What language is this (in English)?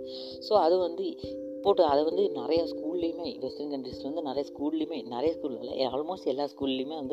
Malayalam